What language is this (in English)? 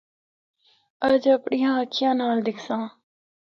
Northern Hindko